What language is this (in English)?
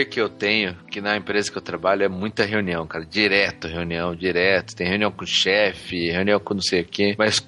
Portuguese